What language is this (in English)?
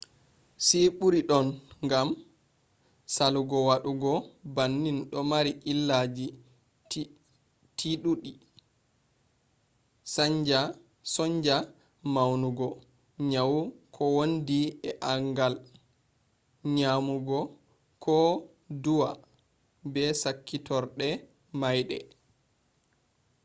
Fula